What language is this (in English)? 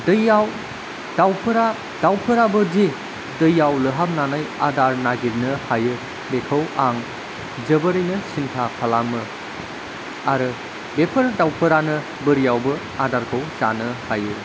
Bodo